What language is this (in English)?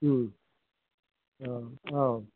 Bodo